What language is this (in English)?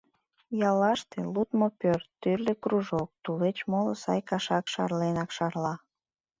Mari